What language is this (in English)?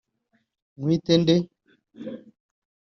Kinyarwanda